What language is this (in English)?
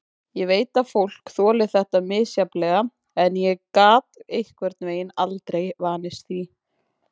Icelandic